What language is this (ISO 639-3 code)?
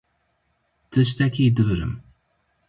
kur